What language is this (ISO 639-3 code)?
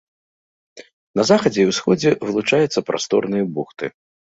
bel